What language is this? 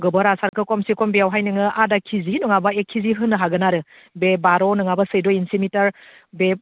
Bodo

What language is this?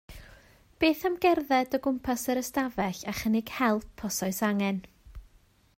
Welsh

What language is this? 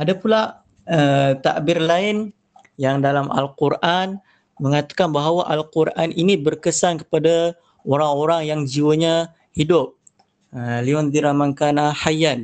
Malay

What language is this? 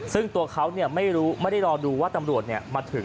Thai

